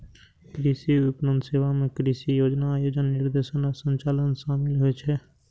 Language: Maithili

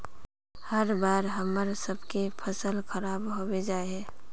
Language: Magahi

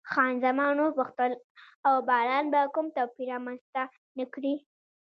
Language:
Pashto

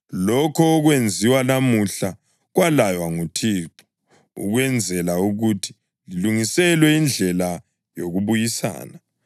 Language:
North Ndebele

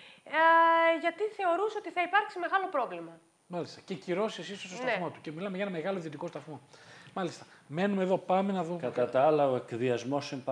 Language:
Greek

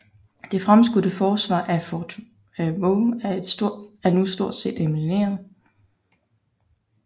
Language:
Danish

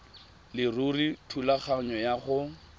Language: Tswana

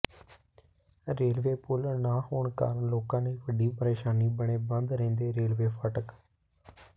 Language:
Punjabi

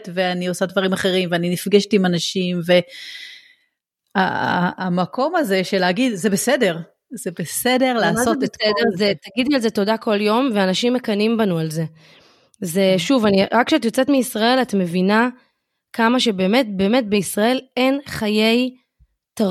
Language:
Hebrew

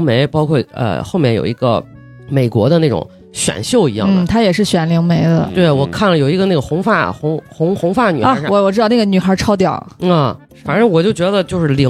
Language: Chinese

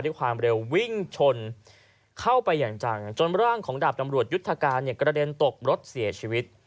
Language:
Thai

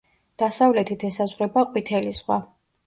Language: Georgian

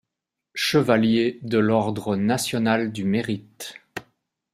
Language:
French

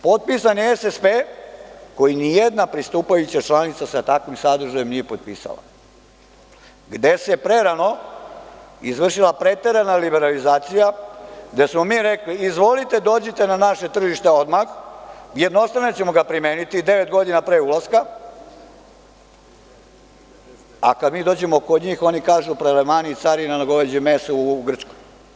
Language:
Serbian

